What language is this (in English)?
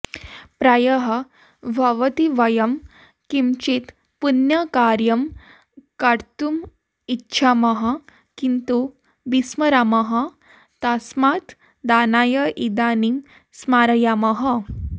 Sanskrit